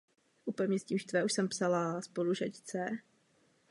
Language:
Czech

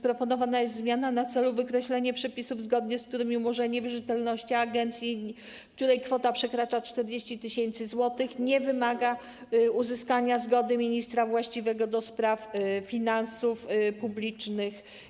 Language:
Polish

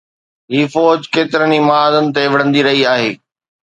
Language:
Sindhi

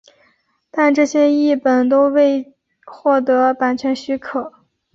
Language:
Chinese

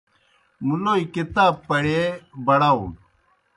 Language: Kohistani Shina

